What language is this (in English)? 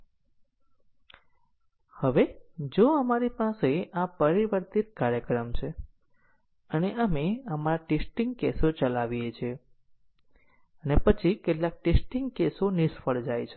Gujarati